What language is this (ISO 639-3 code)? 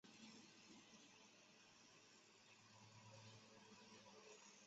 zho